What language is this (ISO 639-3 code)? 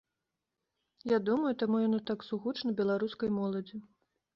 bel